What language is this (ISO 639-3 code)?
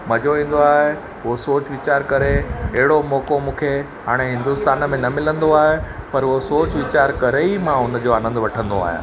snd